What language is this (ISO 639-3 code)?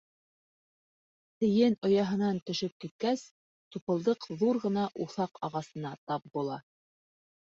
bak